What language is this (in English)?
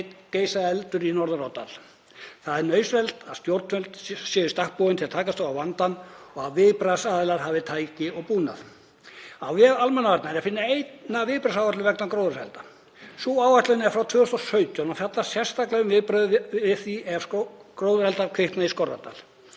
Icelandic